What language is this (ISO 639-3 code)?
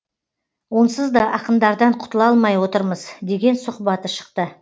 kaz